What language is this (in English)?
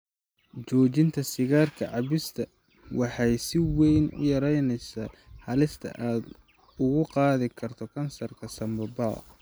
Somali